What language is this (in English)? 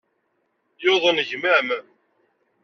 Kabyle